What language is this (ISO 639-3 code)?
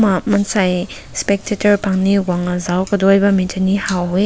nbu